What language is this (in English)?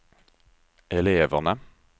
Swedish